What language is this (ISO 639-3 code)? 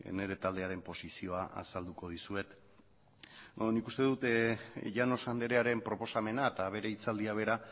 eus